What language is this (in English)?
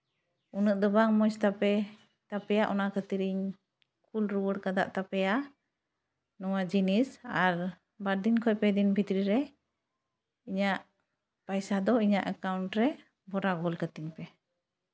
Santali